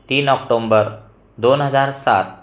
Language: Marathi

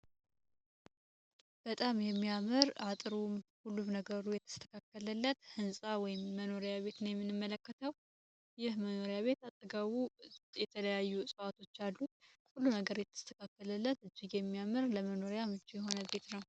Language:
Amharic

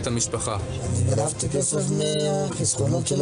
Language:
Hebrew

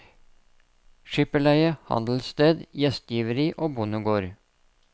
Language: Norwegian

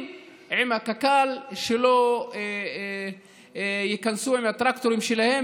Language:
Hebrew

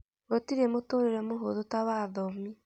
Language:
Kikuyu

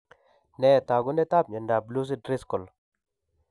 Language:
Kalenjin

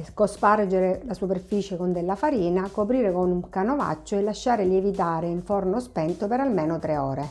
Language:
Italian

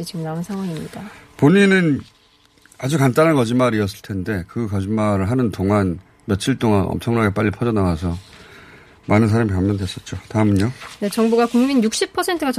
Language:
Korean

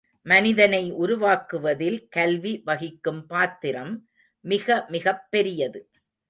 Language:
Tamil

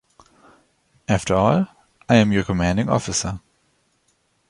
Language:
English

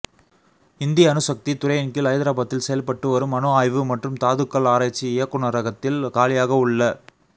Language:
Tamil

